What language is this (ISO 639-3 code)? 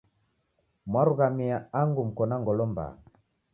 dav